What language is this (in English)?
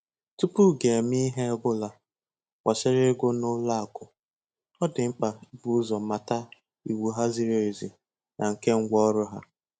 Igbo